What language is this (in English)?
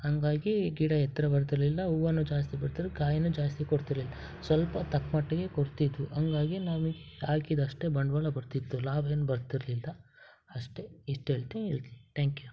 Kannada